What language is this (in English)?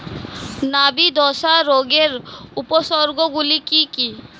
Bangla